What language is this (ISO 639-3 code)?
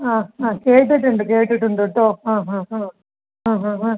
mal